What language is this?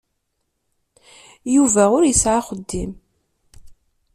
Kabyle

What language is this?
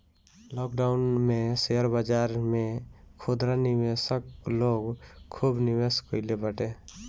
Bhojpuri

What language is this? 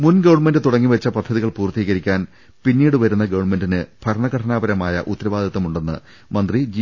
Malayalam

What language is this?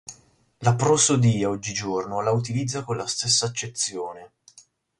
Italian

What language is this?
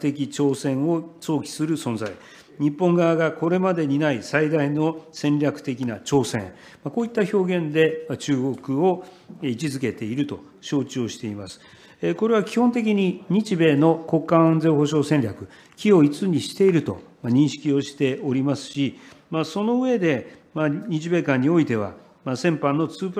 Japanese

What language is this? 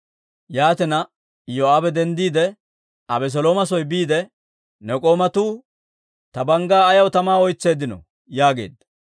Dawro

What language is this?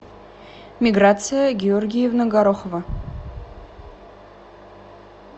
Russian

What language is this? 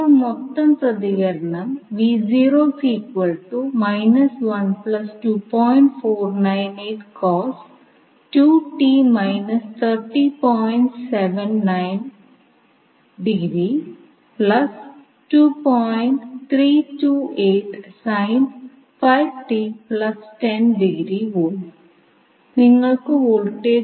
Malayalam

